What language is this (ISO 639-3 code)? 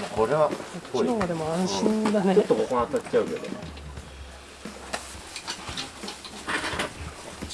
jpn